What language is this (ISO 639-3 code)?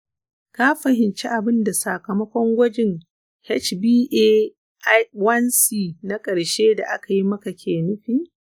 hau